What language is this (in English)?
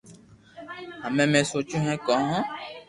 Loarki